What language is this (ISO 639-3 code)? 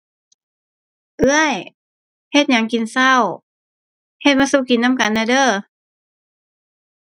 tha